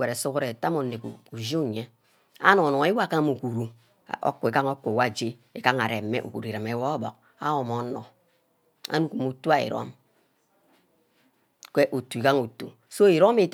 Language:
Ubaghara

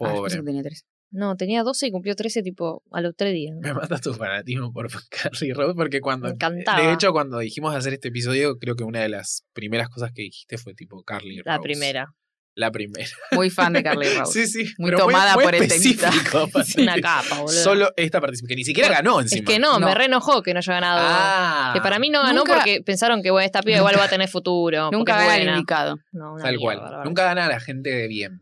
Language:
Spanish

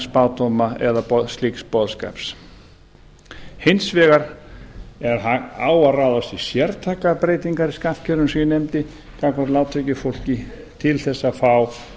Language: Icelandic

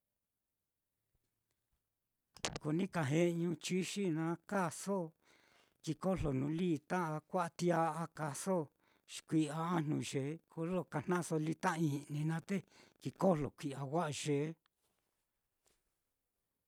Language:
Mitlatongo Mixtec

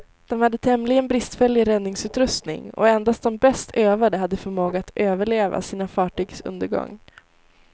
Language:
Swedish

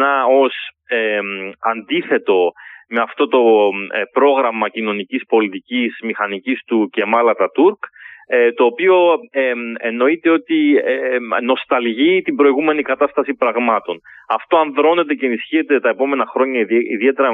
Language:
Greek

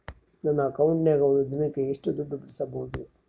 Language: Kannada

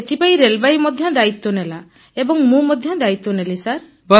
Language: Odia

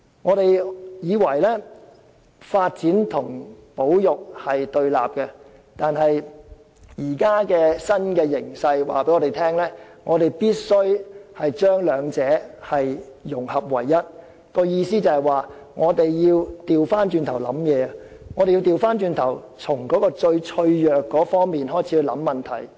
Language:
Cantonese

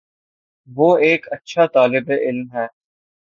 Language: Urdu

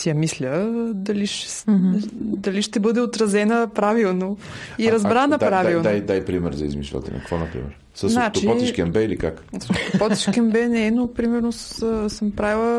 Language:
Bulgarian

